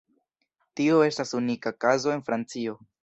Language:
Esperanto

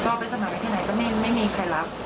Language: Thai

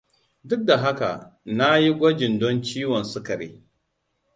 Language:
Hausa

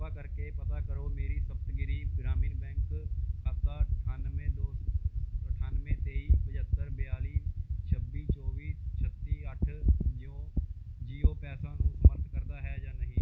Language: Punjabi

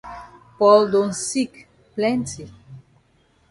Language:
Cameroon Pidgin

